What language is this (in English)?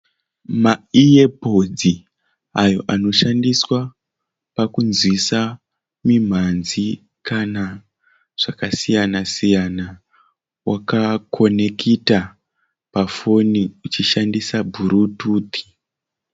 Shona